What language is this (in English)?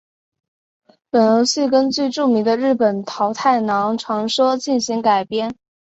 Chinese